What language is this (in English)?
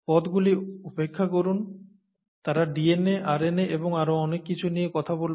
Bangla